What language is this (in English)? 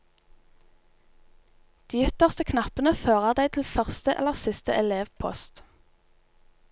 Norwegian